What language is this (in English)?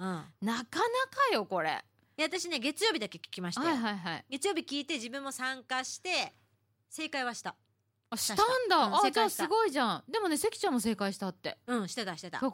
Japanese